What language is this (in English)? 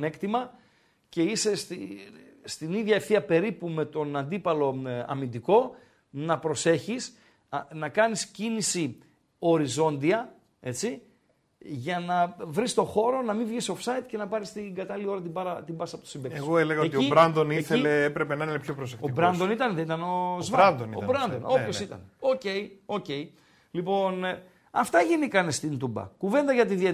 Greek